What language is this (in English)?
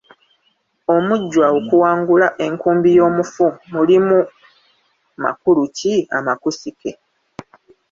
Ganda